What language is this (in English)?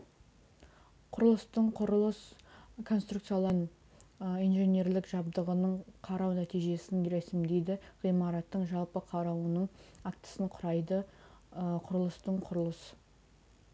Kazakh